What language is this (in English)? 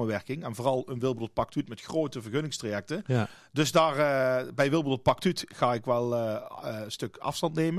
Dutch